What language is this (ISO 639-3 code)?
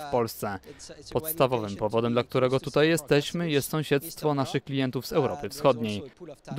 pol